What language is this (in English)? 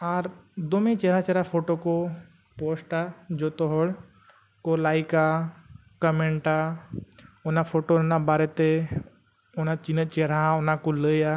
Santali